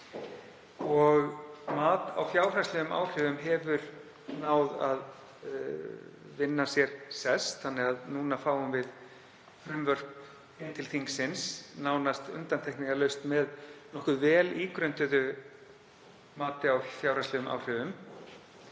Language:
Icelandic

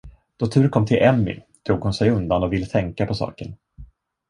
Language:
Swedish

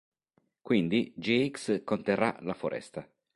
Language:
Italian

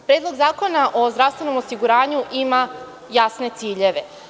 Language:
Serbian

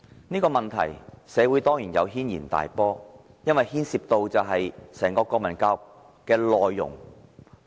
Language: Cantonese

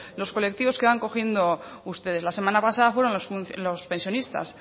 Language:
Spanish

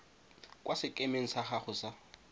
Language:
Tswana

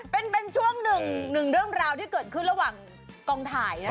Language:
Thai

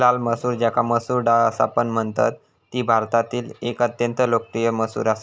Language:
Marathi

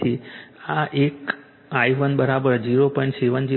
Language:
Gujarati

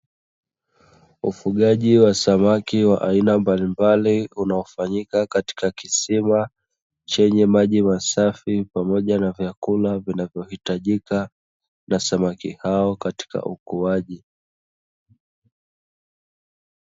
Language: Swahili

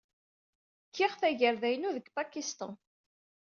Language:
Kabyle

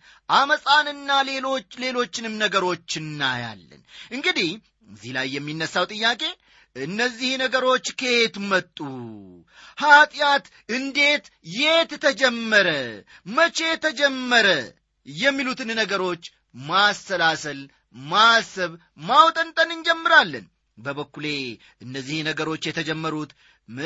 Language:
Amharic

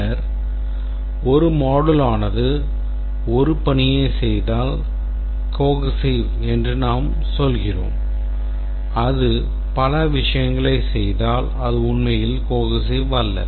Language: Tamil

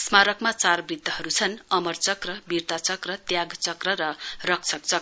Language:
Nepali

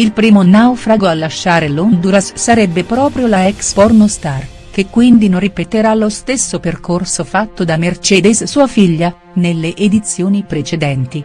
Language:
Italian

